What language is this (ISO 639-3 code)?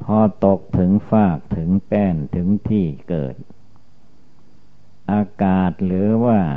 tha